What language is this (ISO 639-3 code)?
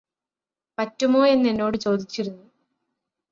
mal